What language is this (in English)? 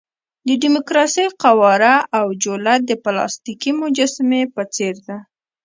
Pashto